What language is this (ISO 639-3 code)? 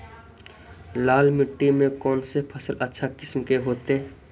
mag